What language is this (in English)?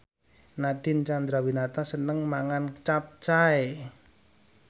Javanese